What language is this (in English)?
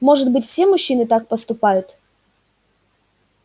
Russian